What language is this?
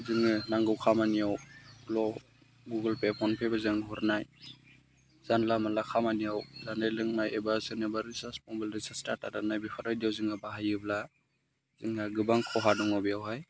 Bodo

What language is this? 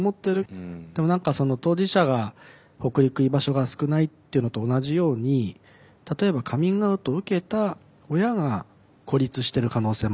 Japanese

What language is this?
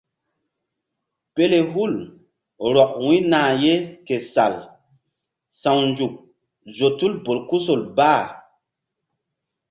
Mbum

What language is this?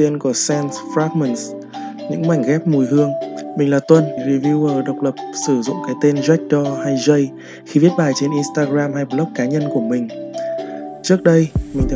Vietnamese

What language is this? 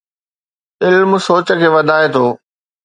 Sindhi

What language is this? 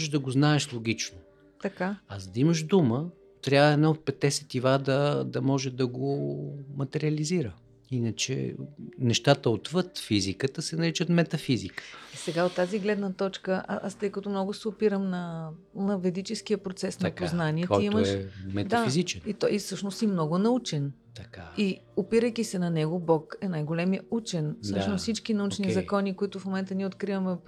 Bulgarian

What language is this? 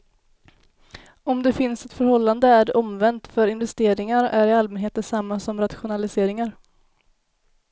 Swedish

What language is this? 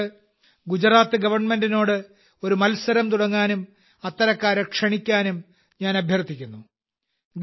Malayalam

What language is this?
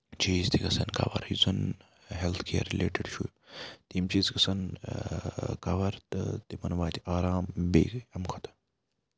Kashmiri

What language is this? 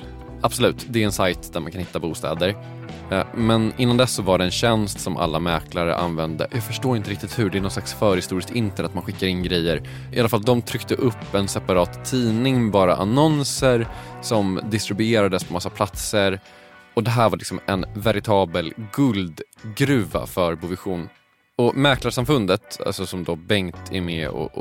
Swedish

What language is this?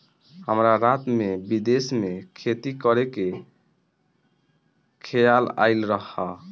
Bhojpuri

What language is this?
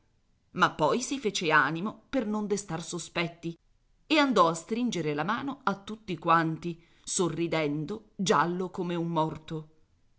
Italian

